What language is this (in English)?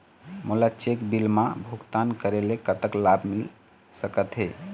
Chhattisgarhi